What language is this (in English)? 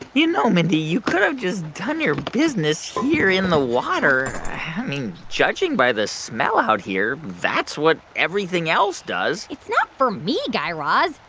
English